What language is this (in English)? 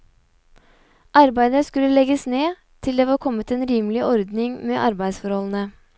Norwegian